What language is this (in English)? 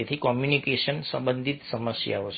Gujarati